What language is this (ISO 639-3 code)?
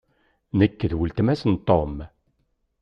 kab